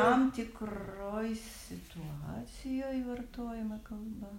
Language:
Lithuanian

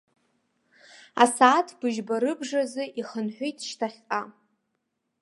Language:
Abkhazian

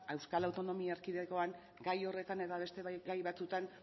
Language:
Basque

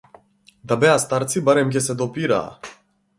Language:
Macedonian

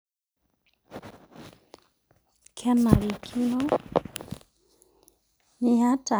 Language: Masai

